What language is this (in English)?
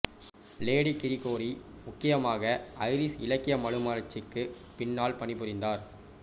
Tamil